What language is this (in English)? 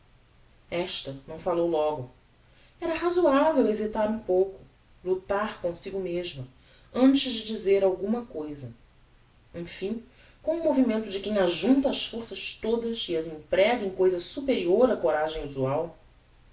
Portuguese